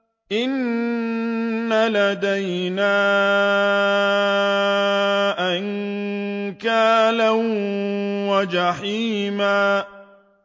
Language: Arabic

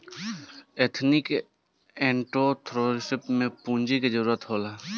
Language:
Bhojpuri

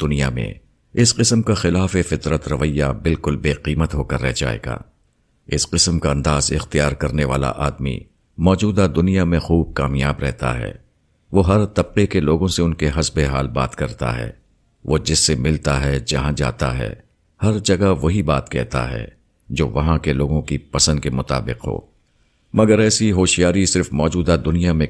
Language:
Urdu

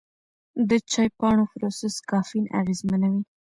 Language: Pashto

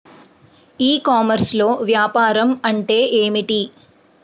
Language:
Telugu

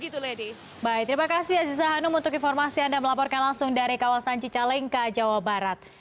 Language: Indonesian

